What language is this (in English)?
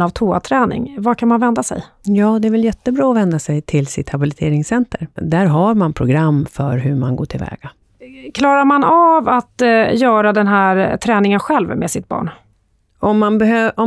Swedish